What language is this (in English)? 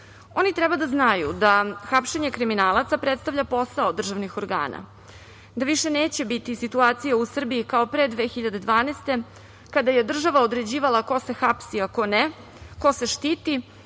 Serbian